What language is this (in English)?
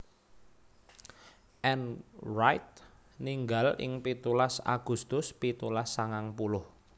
Javanese